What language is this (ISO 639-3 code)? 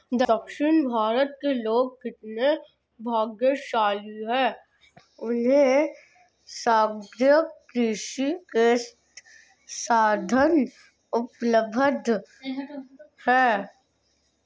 hin